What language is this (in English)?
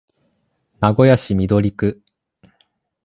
Japanese